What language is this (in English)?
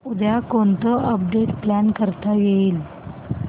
Marathi